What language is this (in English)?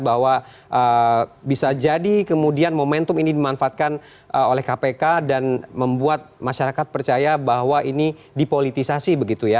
Indonesian